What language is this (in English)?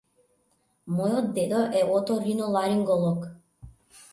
Macedonian